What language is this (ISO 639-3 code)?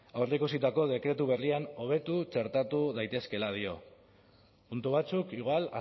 eus